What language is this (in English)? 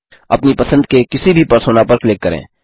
Hindi